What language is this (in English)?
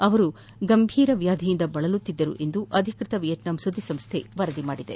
Kannada